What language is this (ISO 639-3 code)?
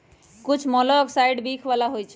mag